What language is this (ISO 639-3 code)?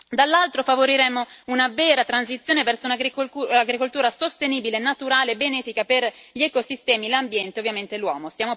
ita